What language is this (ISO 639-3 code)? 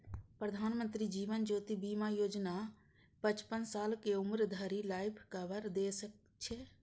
mai